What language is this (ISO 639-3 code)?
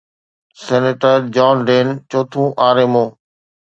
snd